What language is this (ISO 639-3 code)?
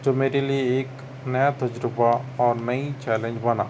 urd